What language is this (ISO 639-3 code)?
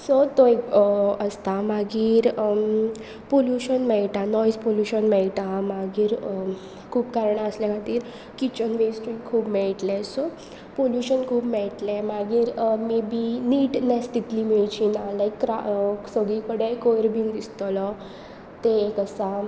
kok